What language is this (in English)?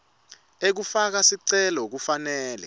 Swati